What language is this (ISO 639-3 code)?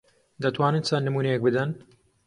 ckb